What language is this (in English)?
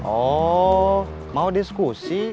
Indonesian